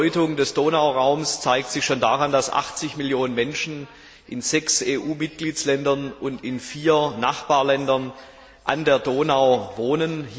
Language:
German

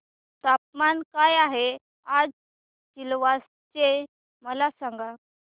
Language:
Marathi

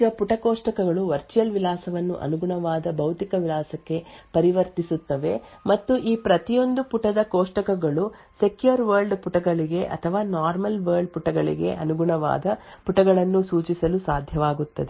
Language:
Kannada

